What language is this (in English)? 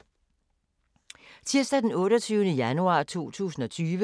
Danish